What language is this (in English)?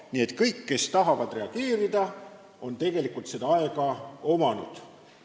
Estonian